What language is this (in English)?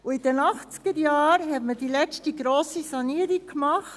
Swiss German